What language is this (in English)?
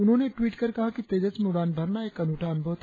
Hindi